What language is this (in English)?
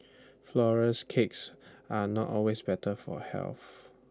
English